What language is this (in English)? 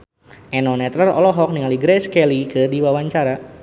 Sundanese